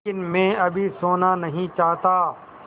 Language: Hindi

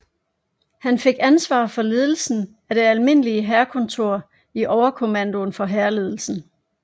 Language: Danish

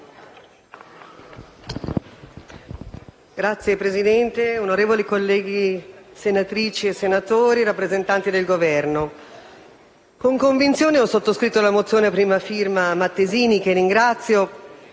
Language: Italian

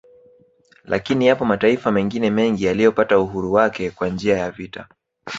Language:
Swahili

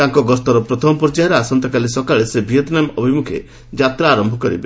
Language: Odia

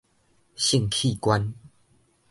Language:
Min Nan Chinese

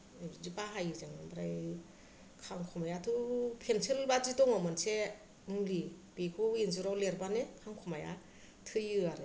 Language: Bodo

